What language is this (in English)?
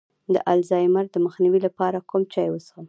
Pashto